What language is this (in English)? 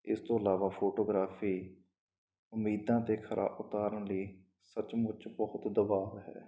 Punjabi